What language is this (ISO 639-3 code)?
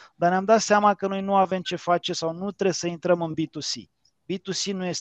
ron